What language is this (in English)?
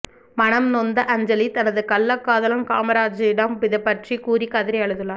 Tamil